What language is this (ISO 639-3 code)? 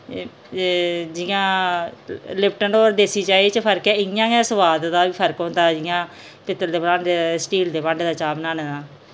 doi